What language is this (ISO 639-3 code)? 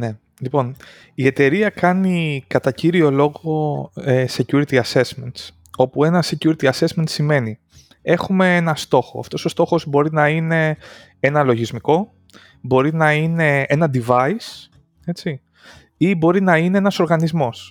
ell